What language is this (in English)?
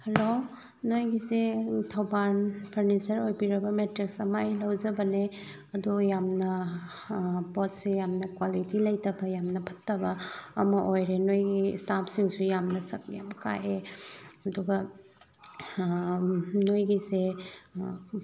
Manipuri